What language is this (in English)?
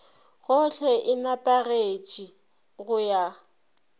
Northern Sotho